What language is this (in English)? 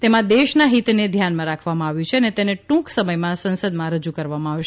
Gujarati